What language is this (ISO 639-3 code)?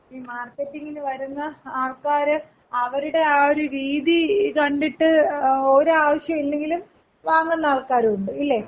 mal